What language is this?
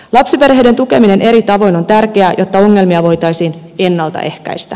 Finnish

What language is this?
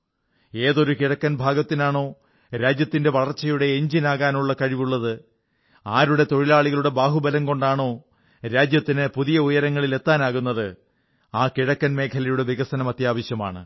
Malayalam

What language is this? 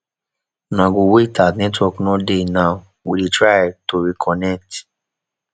Nigerian Pidgin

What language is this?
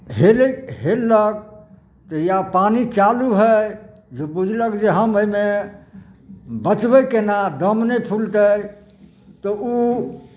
Maithili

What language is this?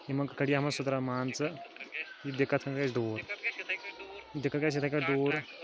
Kashmiri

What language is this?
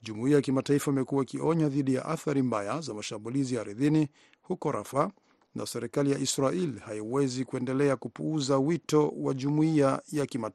Swahili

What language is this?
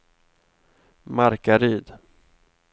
Swedish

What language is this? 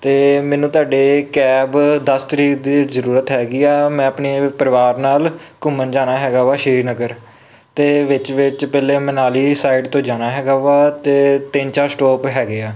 Punjabi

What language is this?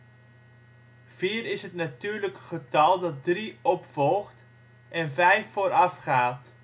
Dutch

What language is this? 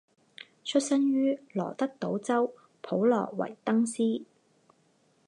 Chinese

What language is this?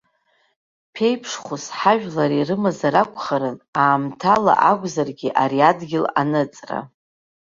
Abkhazian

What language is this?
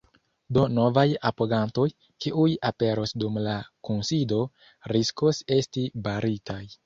Esperanto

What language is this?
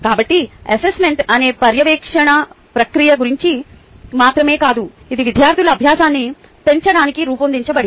Telugu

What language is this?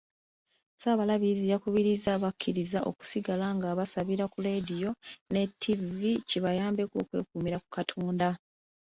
Ganda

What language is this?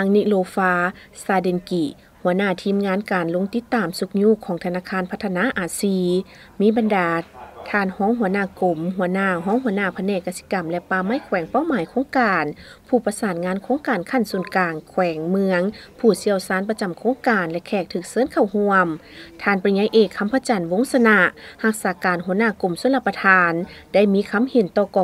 Thai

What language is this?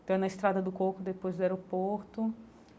Portuguese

